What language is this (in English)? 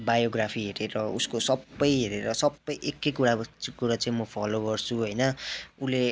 Nepali